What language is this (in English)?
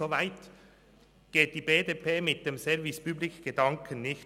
Swiss German